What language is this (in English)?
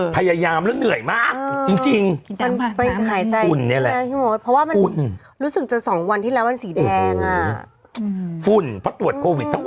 Thai